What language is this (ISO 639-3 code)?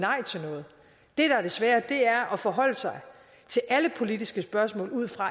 dan